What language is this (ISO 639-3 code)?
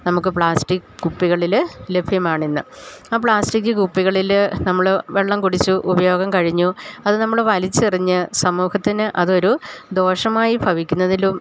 mal